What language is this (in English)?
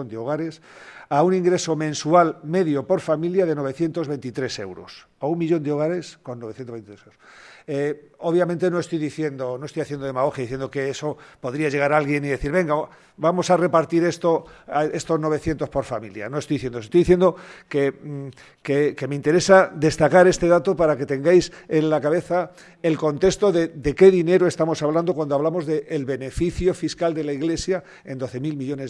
Spanish